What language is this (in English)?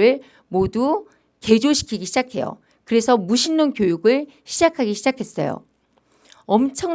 Korean